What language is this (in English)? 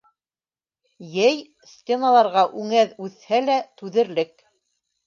Bashkir